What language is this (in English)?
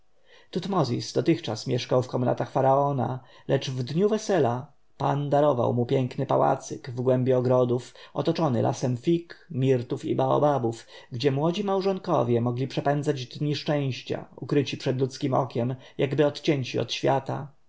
Polish